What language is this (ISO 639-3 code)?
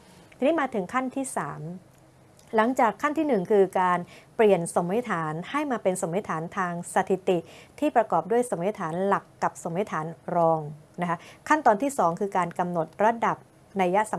tha